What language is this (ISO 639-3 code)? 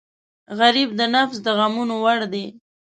pus